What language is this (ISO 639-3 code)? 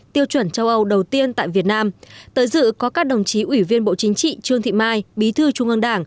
vie